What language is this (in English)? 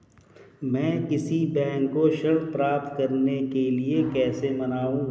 Hindi